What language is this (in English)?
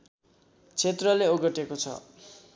Nepali